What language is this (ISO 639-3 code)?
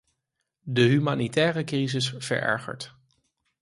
nld